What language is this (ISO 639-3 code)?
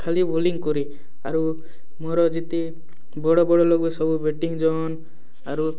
ori